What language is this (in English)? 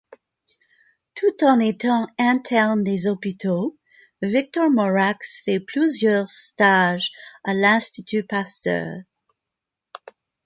French